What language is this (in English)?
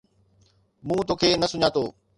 Sindhi